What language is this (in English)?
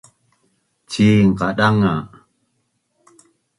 Bunun